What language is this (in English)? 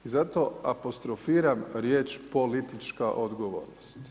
Croatian